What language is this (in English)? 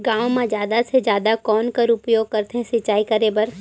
Chhattisgarhi